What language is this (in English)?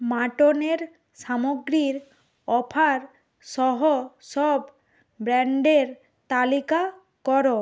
Bangla